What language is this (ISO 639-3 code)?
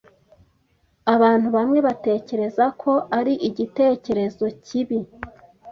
kin